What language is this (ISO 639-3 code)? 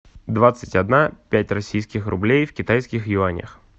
rus